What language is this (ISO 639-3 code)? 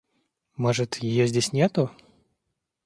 rus